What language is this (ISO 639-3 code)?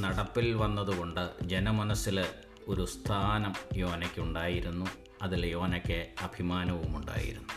mal